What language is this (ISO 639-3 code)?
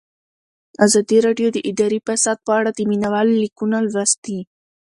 pus